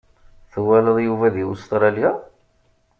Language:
Kabyle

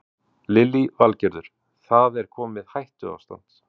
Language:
Icelandic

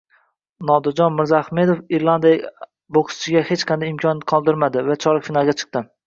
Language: Uzbek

